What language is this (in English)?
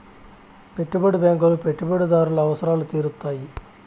Telugu